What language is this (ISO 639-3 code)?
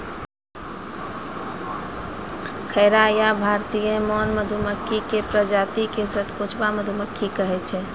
mai